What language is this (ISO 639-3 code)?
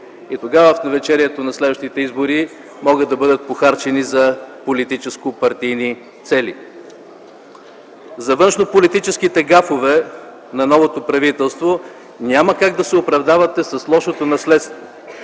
bul